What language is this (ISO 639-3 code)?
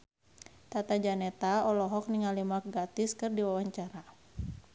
sun